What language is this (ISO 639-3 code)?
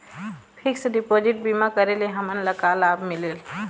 hne